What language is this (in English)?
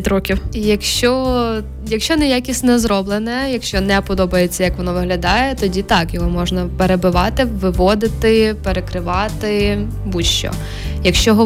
Ukrainian